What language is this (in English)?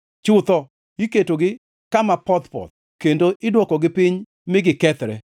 Luo (Kenya and Tanzania)